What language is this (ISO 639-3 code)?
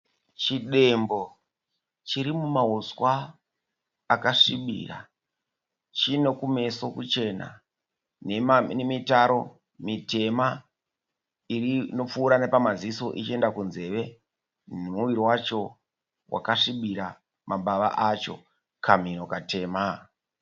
sna